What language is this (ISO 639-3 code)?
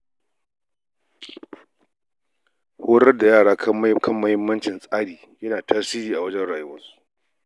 hau